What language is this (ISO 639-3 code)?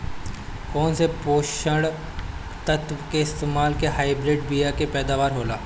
bho